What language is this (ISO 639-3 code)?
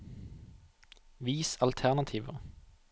nor